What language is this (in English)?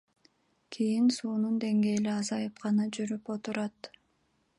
Kyrgyz